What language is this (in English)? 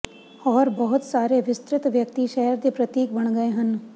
Punjabi